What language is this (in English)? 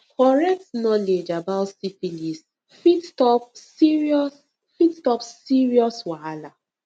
Nigerian Pidgin